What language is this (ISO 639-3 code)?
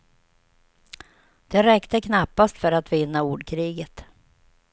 swe